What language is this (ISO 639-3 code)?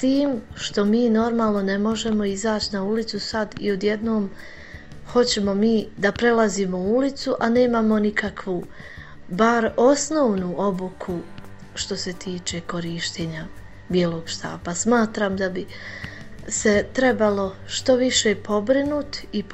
hrv